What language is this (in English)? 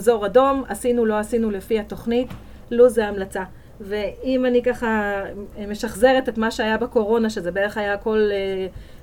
Hebrew